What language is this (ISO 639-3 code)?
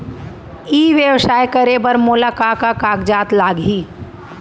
hne